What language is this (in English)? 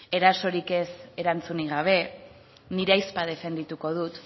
Basque